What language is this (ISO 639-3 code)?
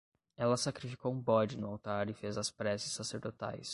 por